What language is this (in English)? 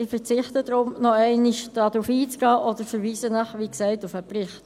Swiss German